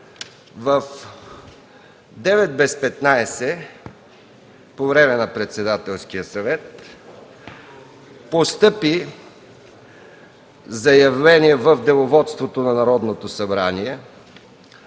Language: Bulgarian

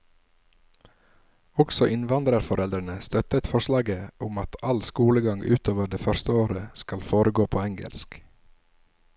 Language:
Norwegian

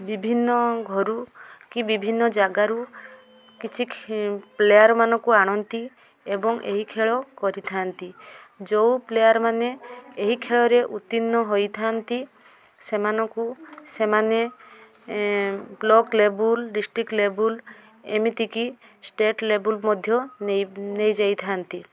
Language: Odia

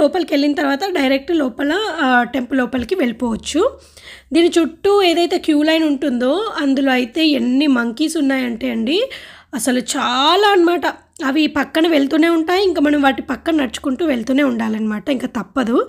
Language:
Hindi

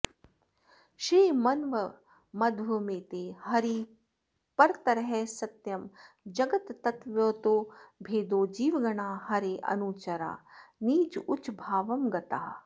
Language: Sanskrit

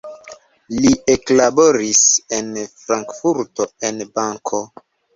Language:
Esperanto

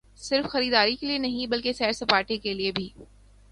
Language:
Urdu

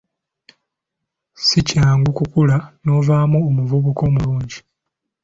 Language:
Ganda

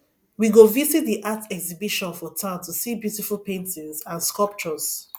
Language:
Nigerian Pidgin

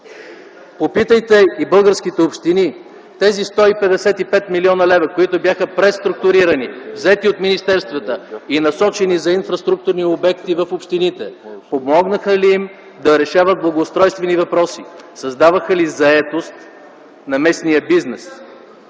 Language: Bulgarian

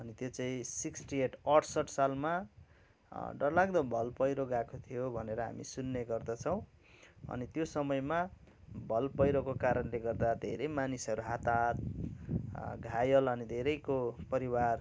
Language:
Nepali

